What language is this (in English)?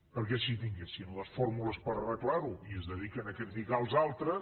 Catalan